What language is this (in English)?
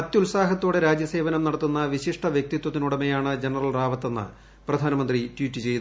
Malayalam